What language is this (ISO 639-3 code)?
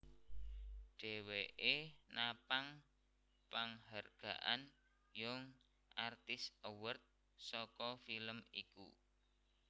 jav